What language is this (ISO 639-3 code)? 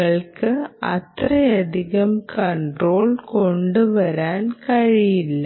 mal